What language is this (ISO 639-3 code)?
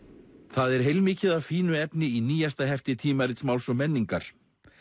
isl